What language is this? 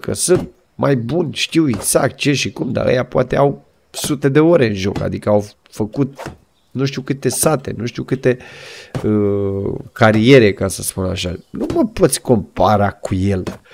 Romanian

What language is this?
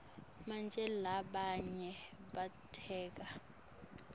Swati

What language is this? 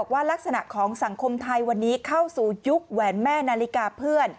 Thai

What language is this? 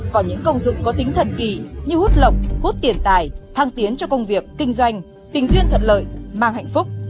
Vietnamese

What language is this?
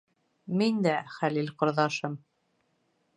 Bashkir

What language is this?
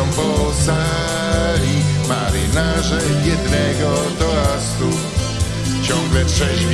Polish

